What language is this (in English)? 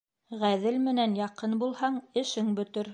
Bashkir